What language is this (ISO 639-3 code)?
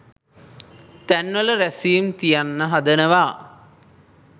sin